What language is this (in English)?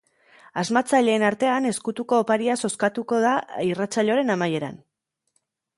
Basque